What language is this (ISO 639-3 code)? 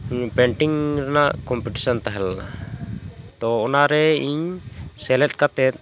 sat